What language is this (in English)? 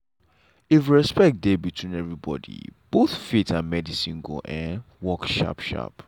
Nigerian Pidgin